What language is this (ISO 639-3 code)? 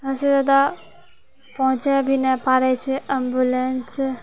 mai